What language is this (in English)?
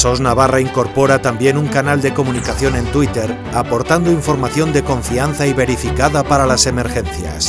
Spanish